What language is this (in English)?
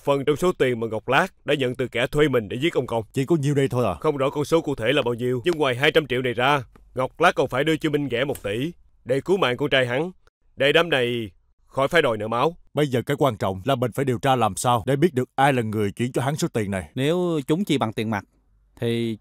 Vietnamese